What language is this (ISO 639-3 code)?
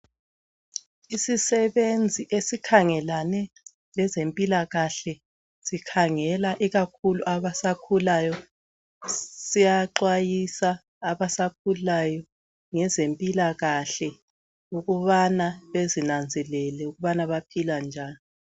nde